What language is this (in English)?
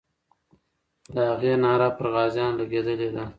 Pashto